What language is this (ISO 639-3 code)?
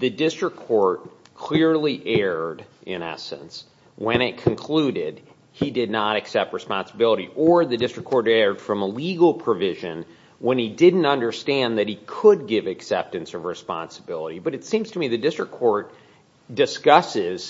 eng